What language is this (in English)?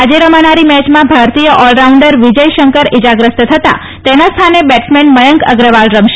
Gujarati